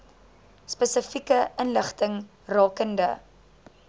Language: Afrikaans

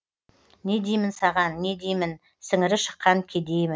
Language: Kazakh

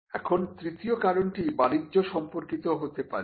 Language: Bangla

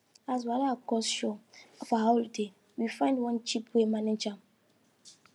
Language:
Nigerian Pidgin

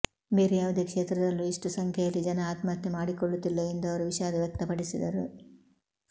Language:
Kannada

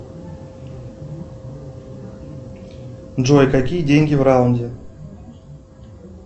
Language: Russian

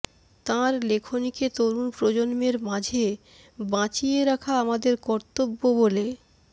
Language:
Bangla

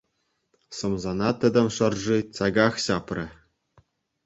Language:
Chuvash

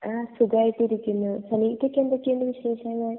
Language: Malayalam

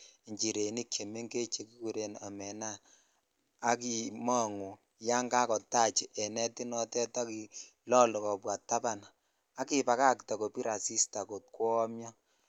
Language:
Kalenjin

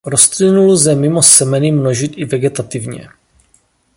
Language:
Czech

